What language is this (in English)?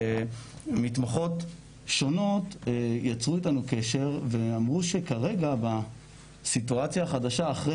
Hebrew